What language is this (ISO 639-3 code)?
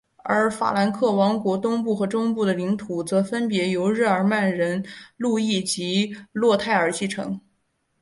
zho